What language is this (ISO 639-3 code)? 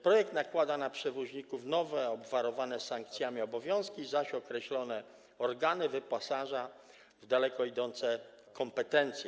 pol